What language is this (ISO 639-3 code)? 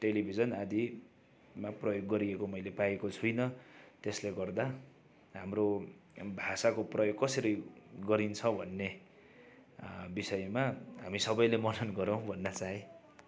nep